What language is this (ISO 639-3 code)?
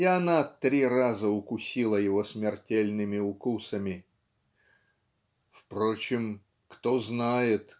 rus